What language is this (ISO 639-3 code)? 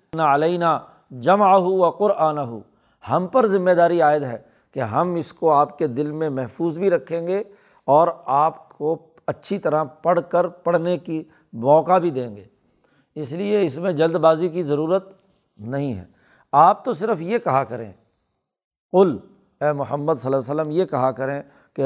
urd